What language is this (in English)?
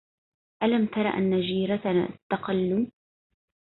Arabic